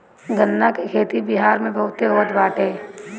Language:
Bhojpuri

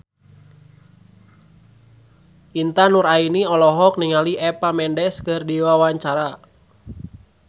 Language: Sundanese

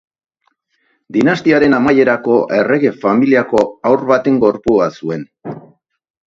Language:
Basque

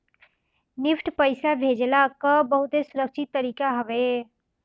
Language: Bhojpuri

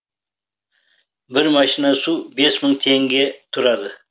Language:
Kazakh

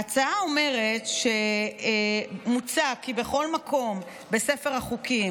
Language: Hebrew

